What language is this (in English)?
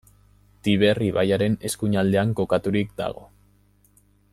Basque